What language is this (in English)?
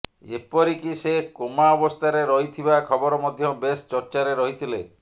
Odia